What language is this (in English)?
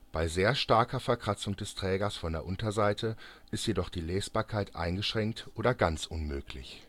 German